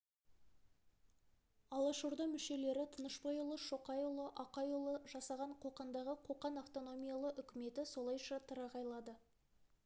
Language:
Kazakh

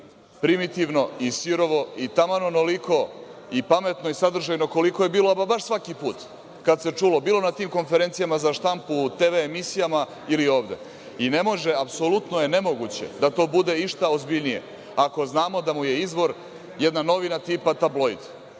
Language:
Serbian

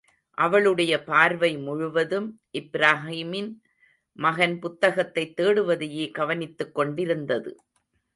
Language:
Tamil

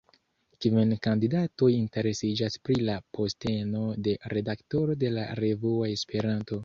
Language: Esperanto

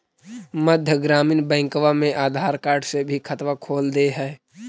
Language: Magahi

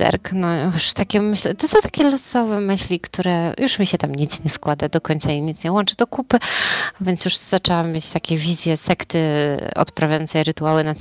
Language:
Polish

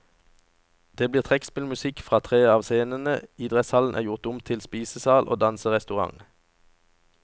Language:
Norwegian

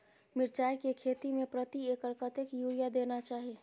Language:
Maithili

